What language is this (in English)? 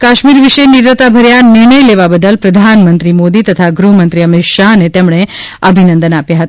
Gujarati